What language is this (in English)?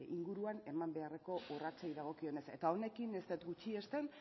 Basque